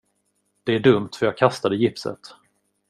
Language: Swedish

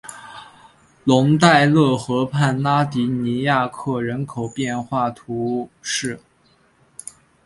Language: Chinese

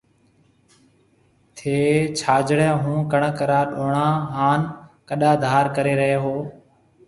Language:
Marwari (Pakistan)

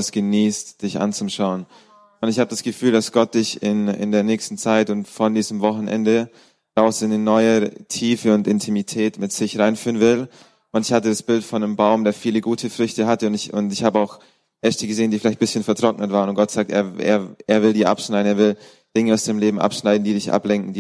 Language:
German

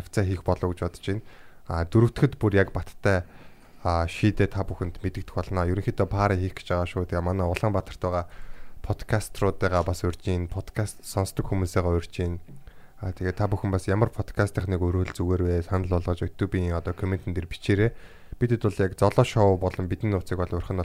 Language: Korean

